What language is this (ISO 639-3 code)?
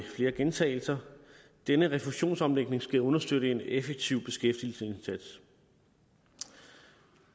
dan